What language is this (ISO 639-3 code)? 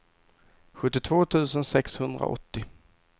swe